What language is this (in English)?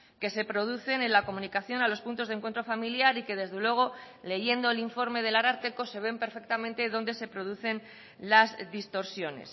Spanish